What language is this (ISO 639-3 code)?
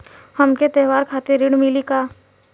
bho